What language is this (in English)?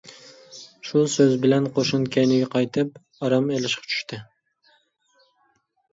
Uyghur